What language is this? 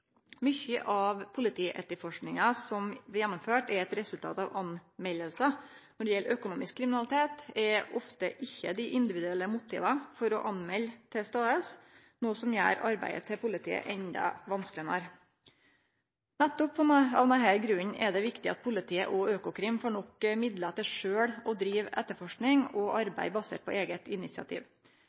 Norwegian Nynorsk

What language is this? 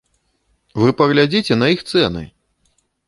Belarusian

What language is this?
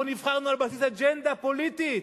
Hebrew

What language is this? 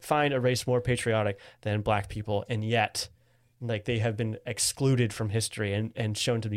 English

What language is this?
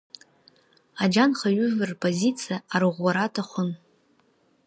Abkhazian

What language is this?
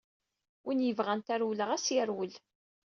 Kabyle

